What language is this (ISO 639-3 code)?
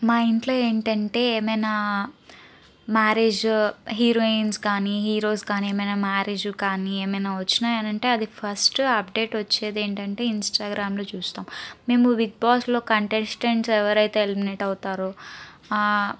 tel